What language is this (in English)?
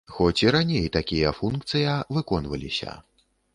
Belarusian